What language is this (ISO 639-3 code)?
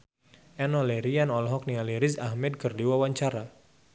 sun